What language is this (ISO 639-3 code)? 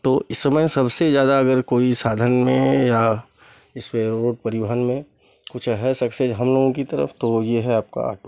hin